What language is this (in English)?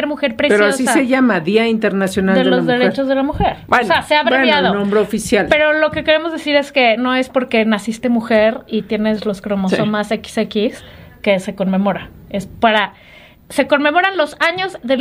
Spanish